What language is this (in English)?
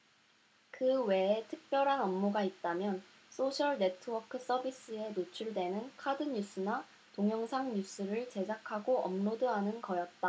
Korean